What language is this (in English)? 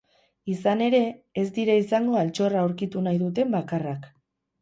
Basque